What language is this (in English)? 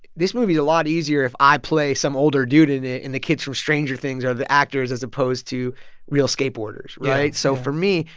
English